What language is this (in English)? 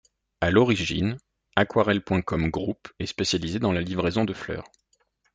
French